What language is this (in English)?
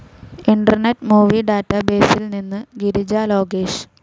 Malayalam